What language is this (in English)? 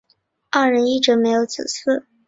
Chinese